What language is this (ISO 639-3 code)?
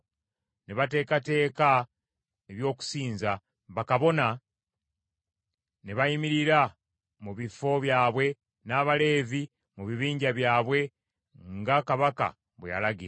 lug